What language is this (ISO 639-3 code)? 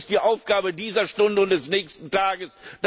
deu